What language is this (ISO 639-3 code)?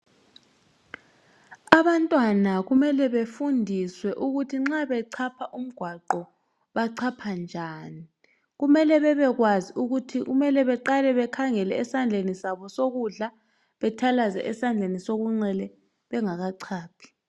nde